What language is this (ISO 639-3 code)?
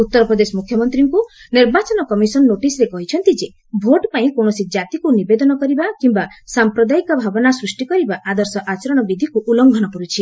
ori